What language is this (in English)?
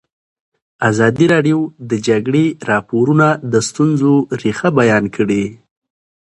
Pashto